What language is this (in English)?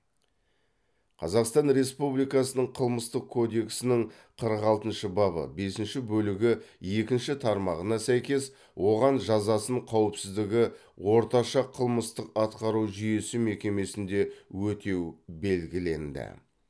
Kazakh